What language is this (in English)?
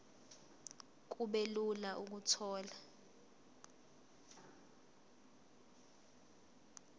Zulu